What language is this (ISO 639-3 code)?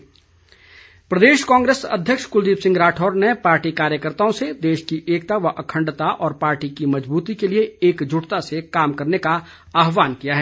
hin